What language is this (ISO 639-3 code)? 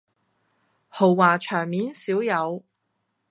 yue